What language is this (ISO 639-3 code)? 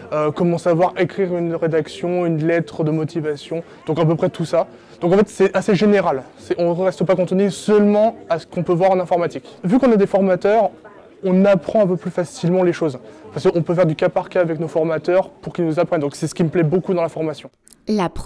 fra